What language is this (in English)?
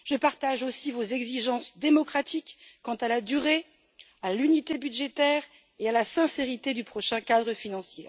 French